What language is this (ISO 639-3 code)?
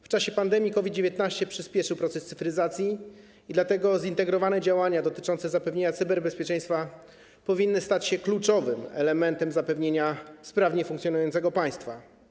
pol